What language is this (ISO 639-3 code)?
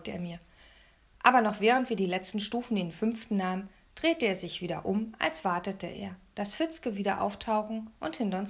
deu